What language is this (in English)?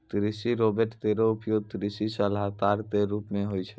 Maithili